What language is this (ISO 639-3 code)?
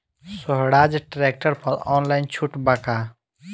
bho